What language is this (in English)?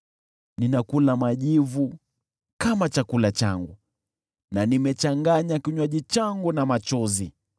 Swahili